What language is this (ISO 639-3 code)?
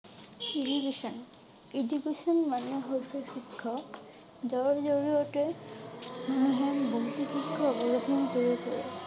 asm